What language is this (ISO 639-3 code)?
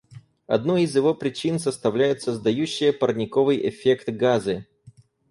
rus